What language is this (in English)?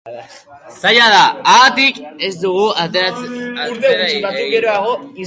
Basque